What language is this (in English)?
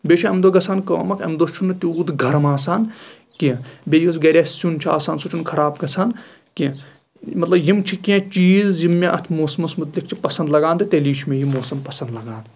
Kashmiri